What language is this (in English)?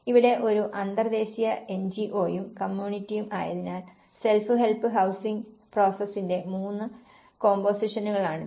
Malayalam